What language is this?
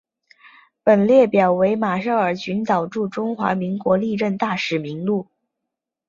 Chinese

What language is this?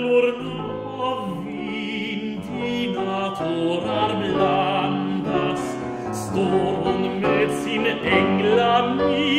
Dutch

